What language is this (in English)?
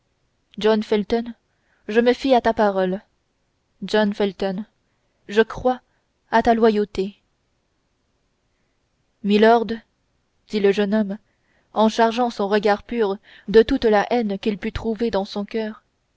French